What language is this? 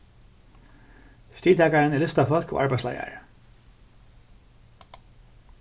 Faroese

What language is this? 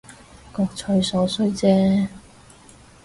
Cantonese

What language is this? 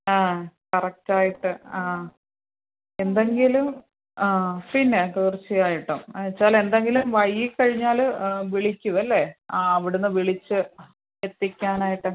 Malayalam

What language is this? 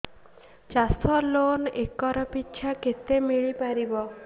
Odia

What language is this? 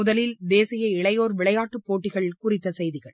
Tamil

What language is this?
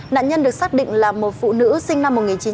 Vietnamese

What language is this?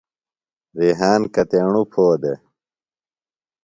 Phalura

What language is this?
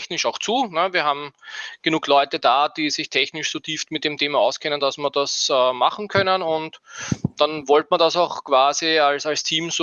German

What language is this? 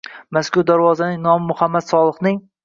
Uzbek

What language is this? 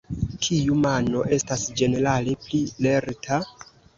Esperanto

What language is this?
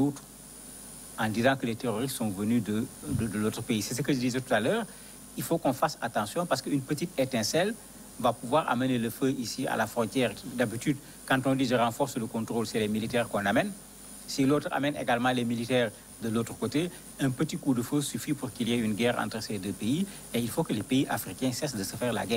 French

